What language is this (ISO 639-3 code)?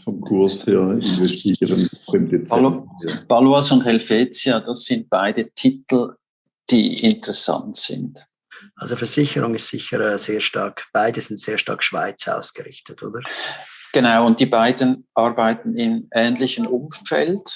deu